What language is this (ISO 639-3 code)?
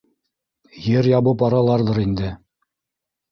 bak